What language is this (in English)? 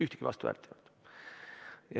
Estonian